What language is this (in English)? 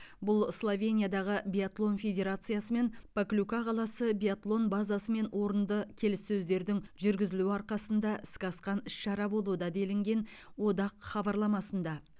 Kazakh